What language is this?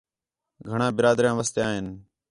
Khetrani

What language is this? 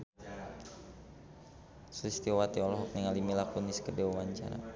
Sundanese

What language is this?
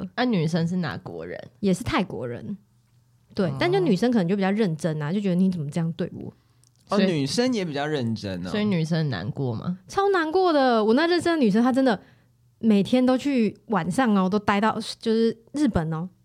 Chinese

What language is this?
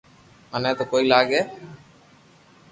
Loarki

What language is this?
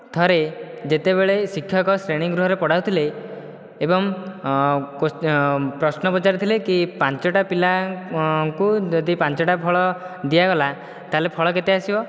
Odia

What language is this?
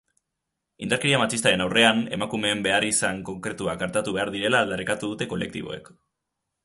Basque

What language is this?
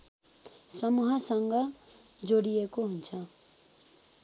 Nepali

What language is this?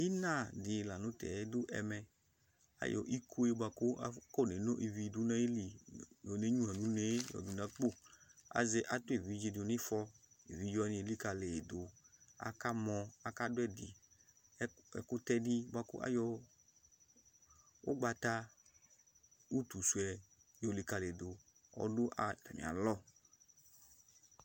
Ikposo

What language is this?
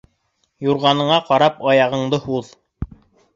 Bashkir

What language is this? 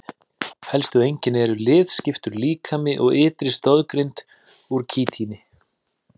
Icelandic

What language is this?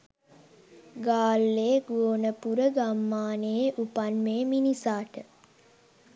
Sinhala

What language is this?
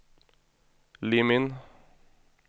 Norwegian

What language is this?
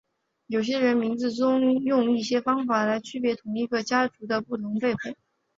Chinese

